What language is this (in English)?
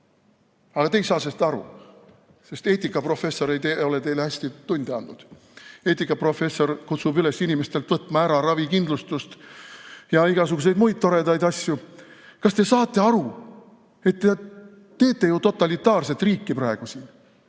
Estonian